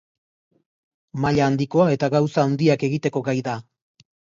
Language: Basque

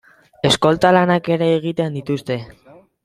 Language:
Basque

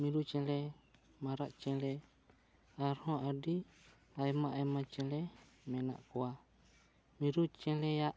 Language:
Santali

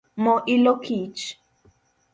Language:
Luo (Kenya and Tanzania)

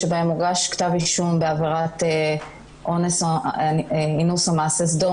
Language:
Hebrew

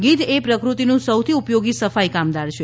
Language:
Gujarati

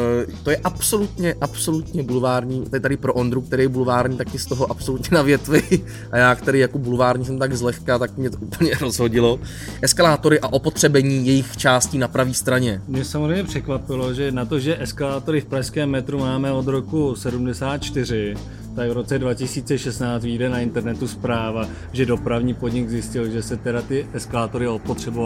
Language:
Czech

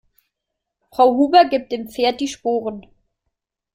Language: German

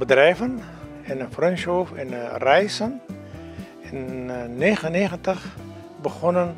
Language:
Dutch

